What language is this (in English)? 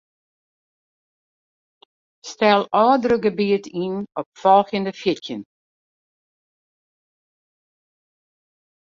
Western Frisian